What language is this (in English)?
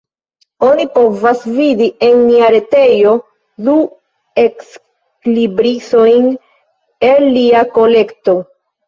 Esperanto